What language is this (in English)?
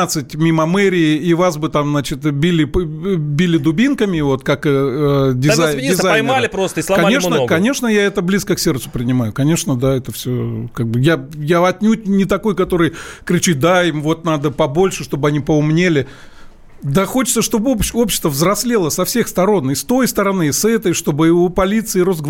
Russian